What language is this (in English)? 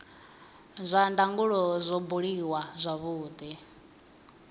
Venda